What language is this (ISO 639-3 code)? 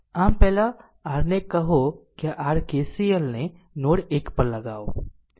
guj